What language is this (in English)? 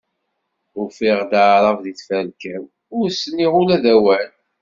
Kabyle